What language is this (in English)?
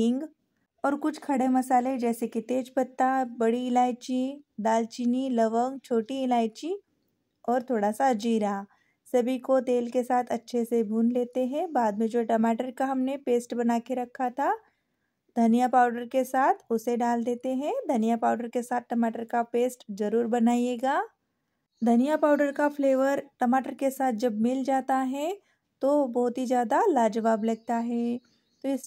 Hindi